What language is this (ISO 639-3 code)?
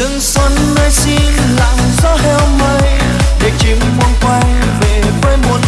vie